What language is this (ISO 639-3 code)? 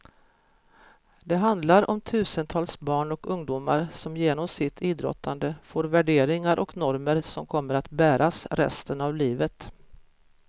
swe